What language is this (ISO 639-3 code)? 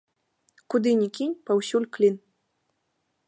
bel